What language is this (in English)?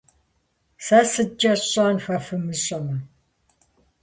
Kabardian